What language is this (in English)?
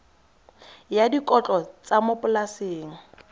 Tswana